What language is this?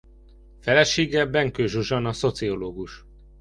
Hungarian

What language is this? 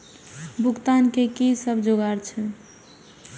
Maithili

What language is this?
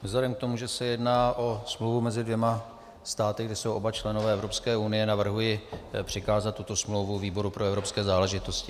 Czech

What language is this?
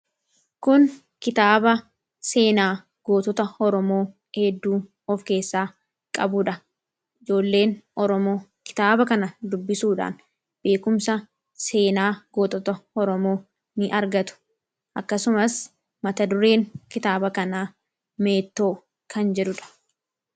Oromo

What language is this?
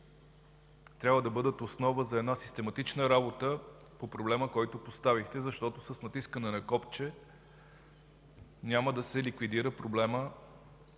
Bulgarian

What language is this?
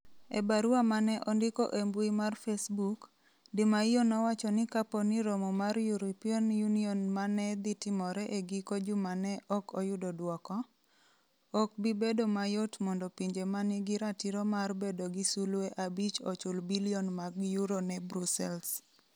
Luo (Kenya and Tanzania)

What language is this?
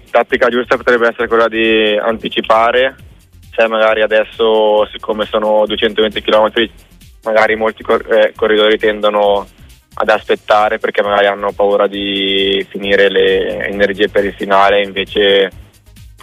Italian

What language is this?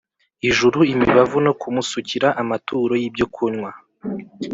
Kinyarwanda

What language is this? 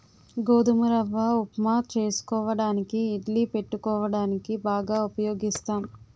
Telugu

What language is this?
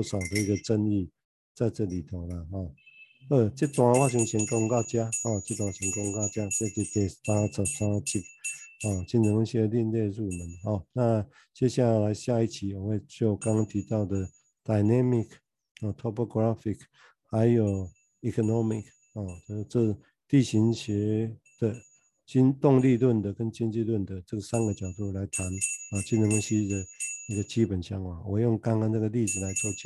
Chinese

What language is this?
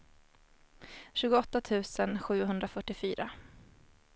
Swedish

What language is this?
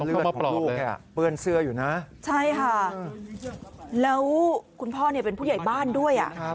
Thai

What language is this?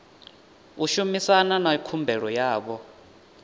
Venda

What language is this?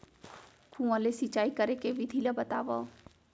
Chhattisgarhi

